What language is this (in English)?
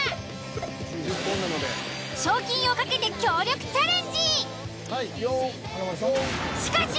Japanese